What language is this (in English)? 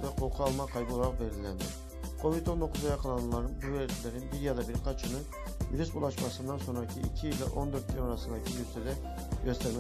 Turkish